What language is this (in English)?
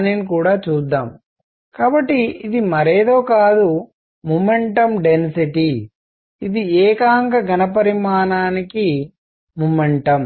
Telugu